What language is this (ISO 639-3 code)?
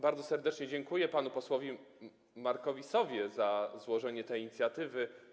pol